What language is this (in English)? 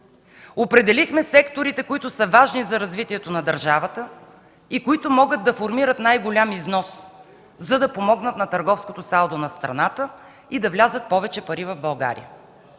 Bulgarian